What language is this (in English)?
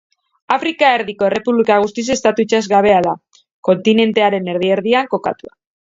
Basque